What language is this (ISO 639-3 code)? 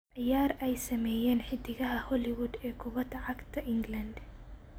som